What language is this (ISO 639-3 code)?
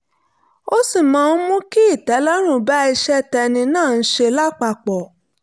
yor